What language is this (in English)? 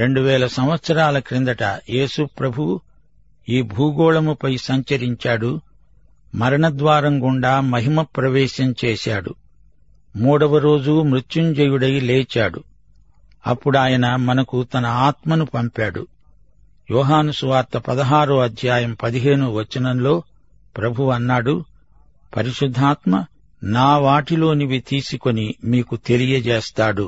Telugu